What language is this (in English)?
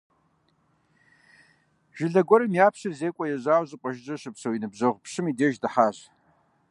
Kabardian